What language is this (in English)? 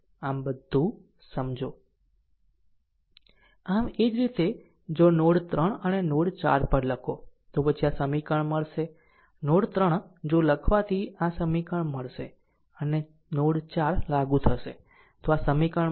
Gujarati